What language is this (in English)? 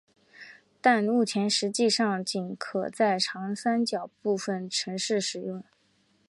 Chinese